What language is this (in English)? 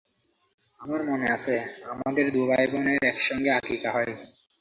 Bangla